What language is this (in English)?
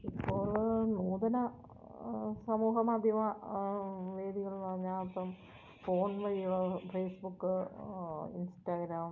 Malayalam